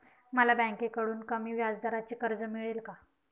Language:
Marathi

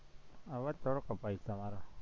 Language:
Gujarati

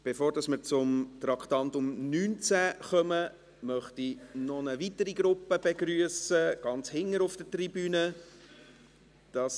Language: Swiss German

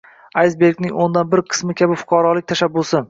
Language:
Uzbek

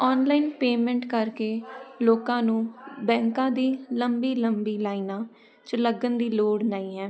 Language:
Punjabi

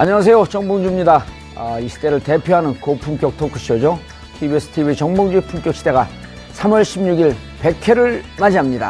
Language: Korean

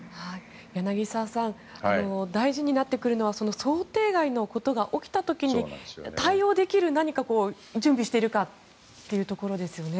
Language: Japanese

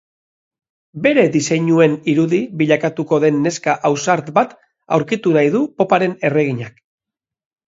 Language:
Basque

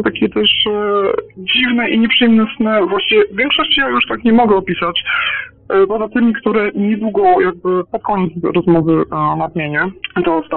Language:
Polish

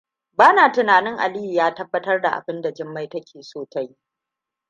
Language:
Hausa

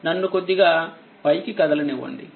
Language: Telugu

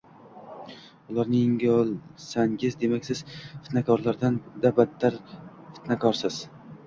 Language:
Uzbek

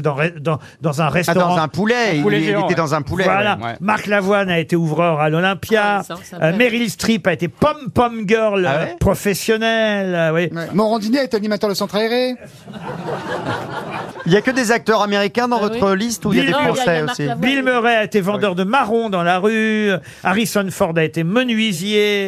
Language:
French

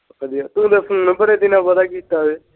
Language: Punjabi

